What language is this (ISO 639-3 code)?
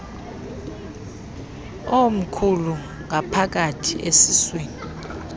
xho